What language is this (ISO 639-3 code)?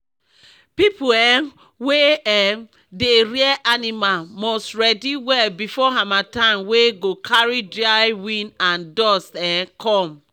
pcm